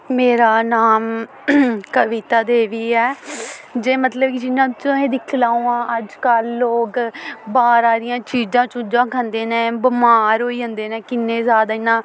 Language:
Dogri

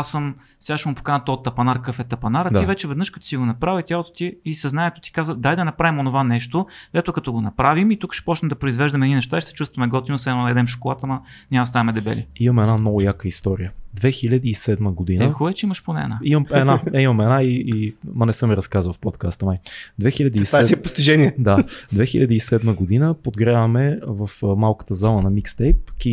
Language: Bulgarian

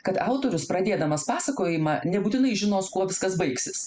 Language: Lithuanian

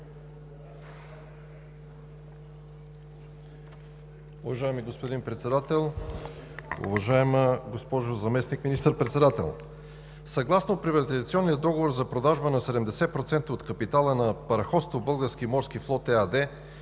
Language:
Bulgarian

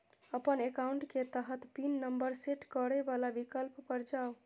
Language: Maithili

